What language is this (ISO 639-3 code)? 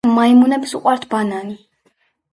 kat